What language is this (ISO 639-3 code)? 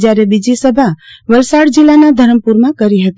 guj